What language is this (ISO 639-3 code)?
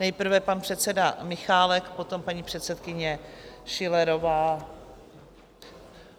ces